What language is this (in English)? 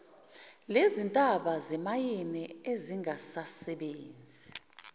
Zulu